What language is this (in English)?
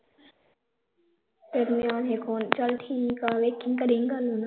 Punjabi